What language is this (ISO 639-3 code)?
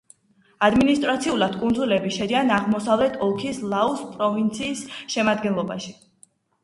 kat